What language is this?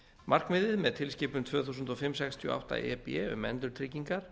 Icelandic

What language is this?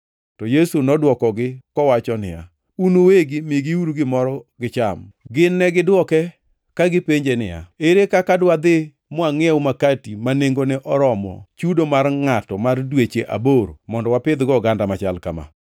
Luo (Kenya and Tanzania)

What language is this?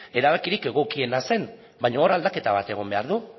Basque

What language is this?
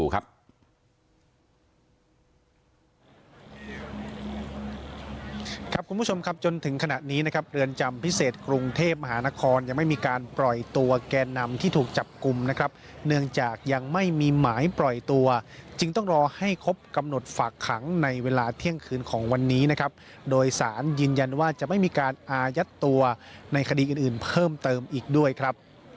Thai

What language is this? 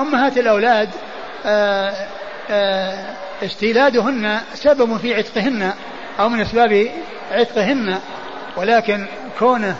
Arabic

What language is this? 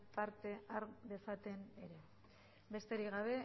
Basque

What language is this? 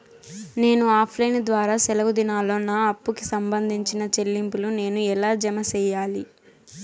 Telugu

